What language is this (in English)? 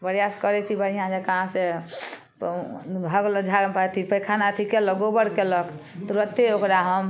Maithili